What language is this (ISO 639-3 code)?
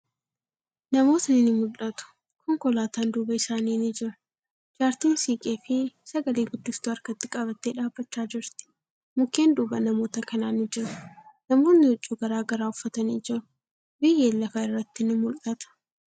orm